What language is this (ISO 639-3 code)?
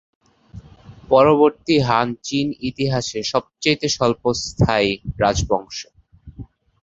ben